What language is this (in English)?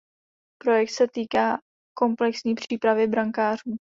Czech